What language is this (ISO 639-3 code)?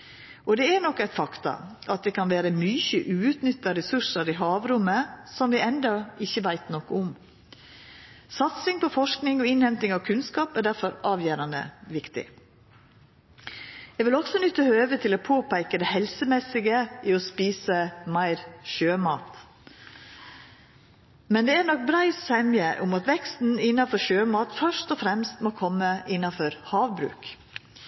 nno